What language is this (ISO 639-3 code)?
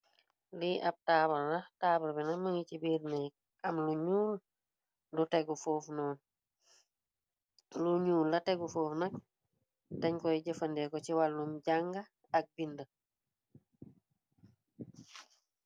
wol